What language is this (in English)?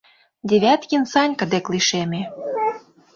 Mari